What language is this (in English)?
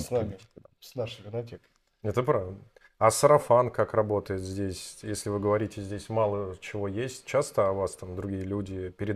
Russian